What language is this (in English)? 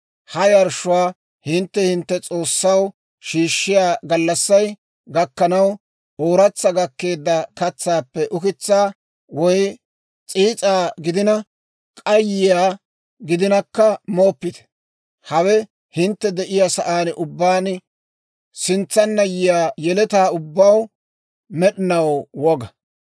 Dawro